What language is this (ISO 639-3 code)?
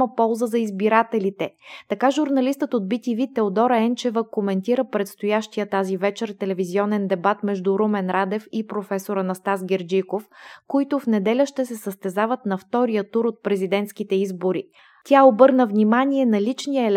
bul